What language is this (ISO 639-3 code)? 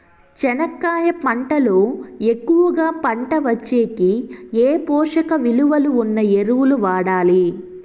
tel